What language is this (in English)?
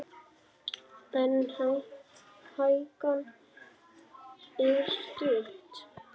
Icelandic